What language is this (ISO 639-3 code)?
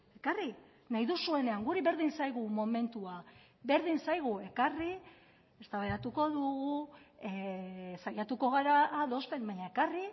eus